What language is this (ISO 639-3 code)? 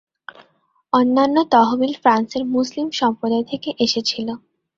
ben